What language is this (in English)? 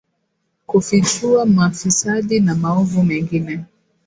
Swahili